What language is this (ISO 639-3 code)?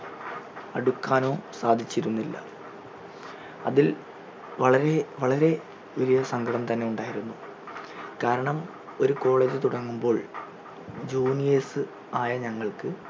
mal